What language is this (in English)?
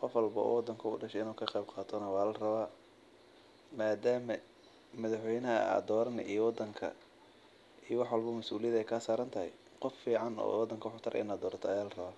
Somali